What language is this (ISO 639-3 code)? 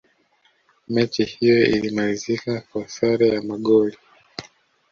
swa